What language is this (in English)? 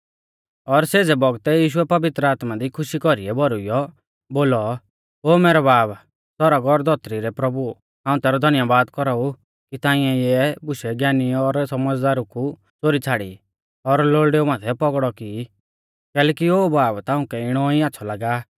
Mahasu Pahari